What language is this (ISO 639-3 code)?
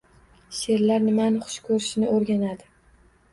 uzb